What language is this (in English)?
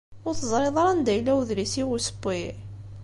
Kabyle